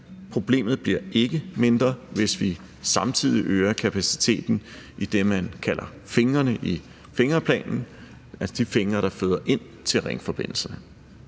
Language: Danish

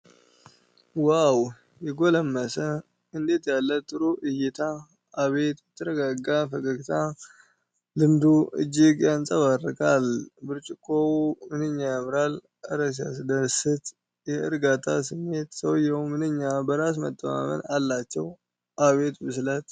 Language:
Amharic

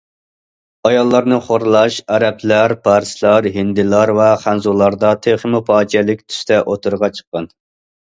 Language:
Uyghur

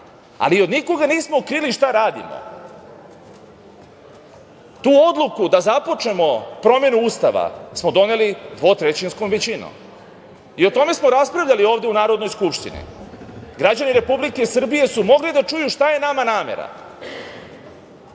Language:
Serbian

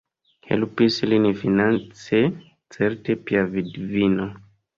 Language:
Esperanto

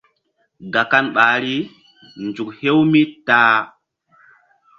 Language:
Mbum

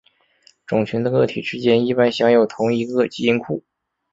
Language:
Chinese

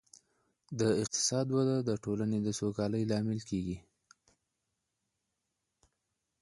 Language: Pashto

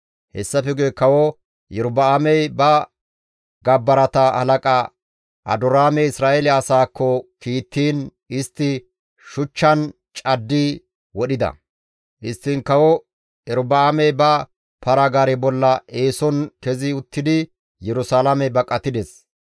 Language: Gamo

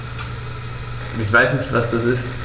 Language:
German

